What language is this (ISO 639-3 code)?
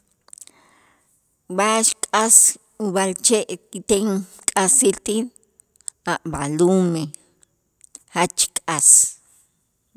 itz